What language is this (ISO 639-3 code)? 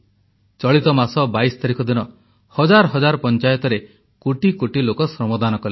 ori